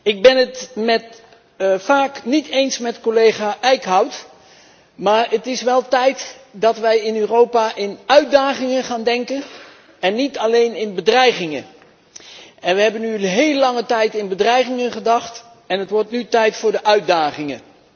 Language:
Dutch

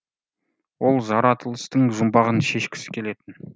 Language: Kazakh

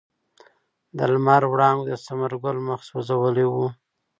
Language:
Pashto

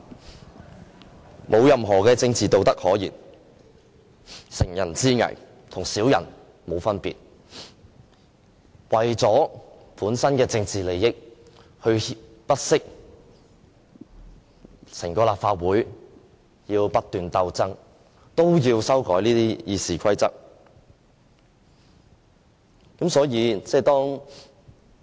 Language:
Cantonese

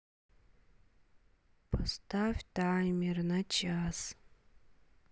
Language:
Russian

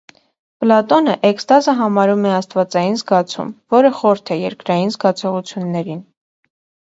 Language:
Armenian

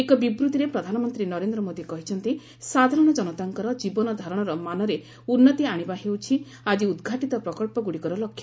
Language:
Odia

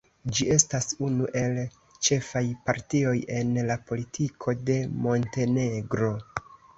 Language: Esperanto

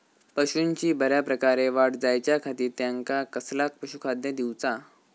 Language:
Marathi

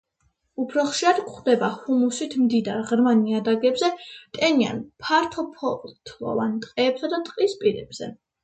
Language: Georgian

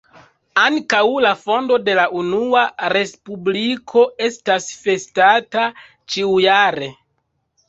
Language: Esperanto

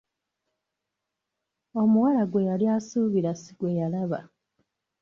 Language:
Ganda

